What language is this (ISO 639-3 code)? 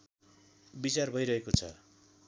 nep